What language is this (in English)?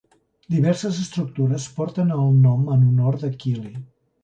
Catalan